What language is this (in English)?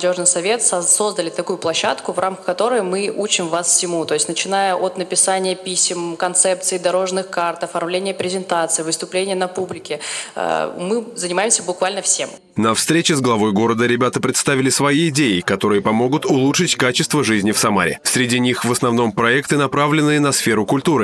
Russian